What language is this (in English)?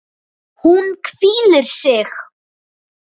Icelandic